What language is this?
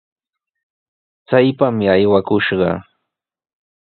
Sihuas Ancash Quechua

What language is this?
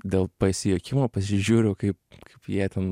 Lithuanian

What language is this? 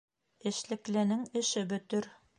Bashkir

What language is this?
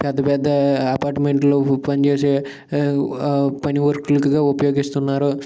Telugu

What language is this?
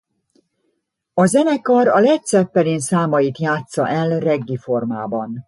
Hungarian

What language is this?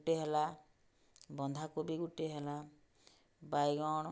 Odia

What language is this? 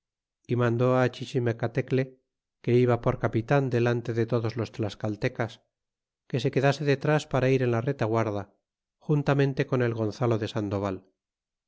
Spanish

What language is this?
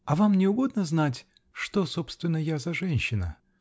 Russian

